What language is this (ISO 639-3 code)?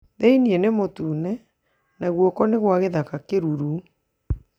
kik